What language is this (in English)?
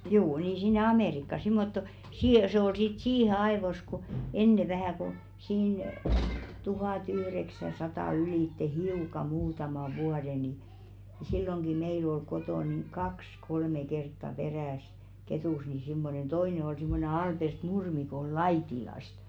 Finnish